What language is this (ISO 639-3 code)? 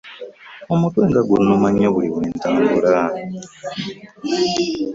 lug